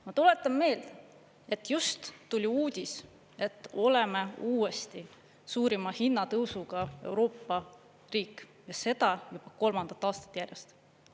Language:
Estonian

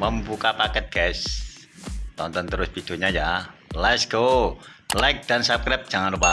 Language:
Indonesian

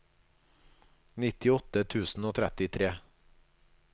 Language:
Norwegian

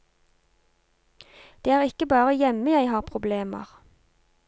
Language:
Norwegian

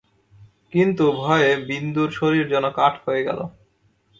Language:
Bangla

